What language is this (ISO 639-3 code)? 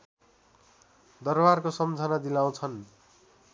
nep